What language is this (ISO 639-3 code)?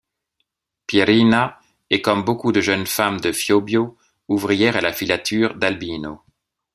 fra